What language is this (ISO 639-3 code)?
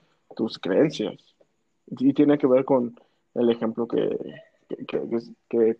spa